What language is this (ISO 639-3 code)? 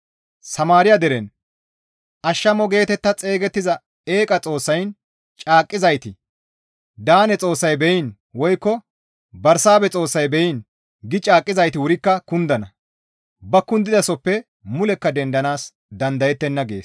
gmv